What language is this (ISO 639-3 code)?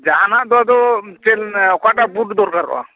sat